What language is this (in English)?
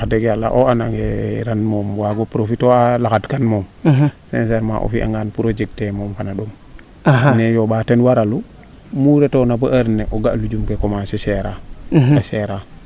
Serer